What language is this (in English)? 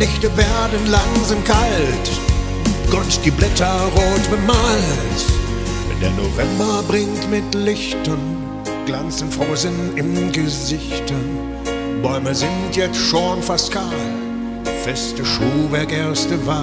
German